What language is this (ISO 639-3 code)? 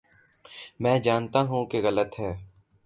urd